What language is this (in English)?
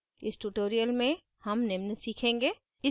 Hindi